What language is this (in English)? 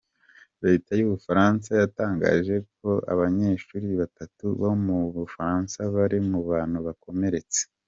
Kinyarwanda